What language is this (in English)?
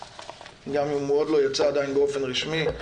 Hebrew